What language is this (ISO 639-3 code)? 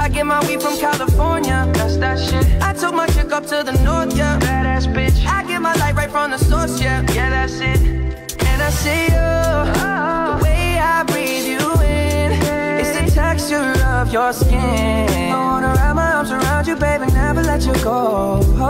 tur